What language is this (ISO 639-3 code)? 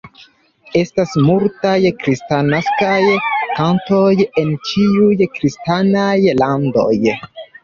epo